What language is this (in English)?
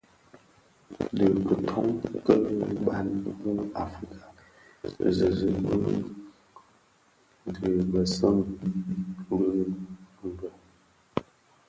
Bafia